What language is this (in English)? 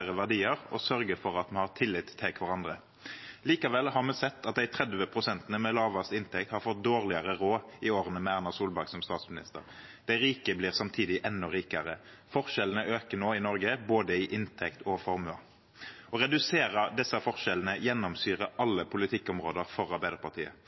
Norwegian Nynorsk